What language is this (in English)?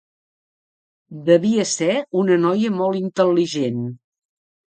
Catalan